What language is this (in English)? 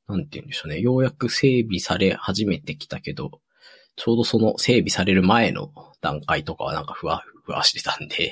Japanese